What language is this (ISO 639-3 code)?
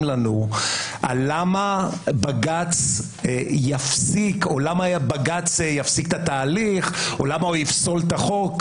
heb